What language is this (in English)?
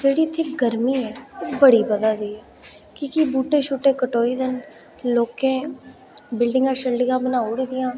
Dogri